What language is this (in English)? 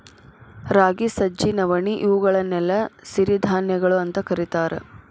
Kannada